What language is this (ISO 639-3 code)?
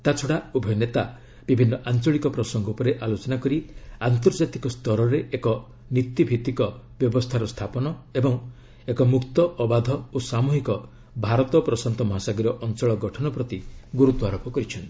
ori